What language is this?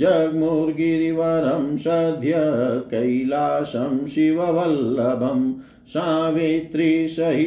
Hindi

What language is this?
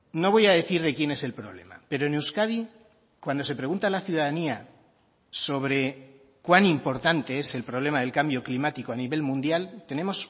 Spanish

